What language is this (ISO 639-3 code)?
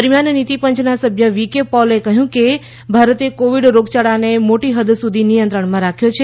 guj